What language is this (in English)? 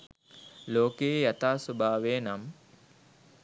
Sinhala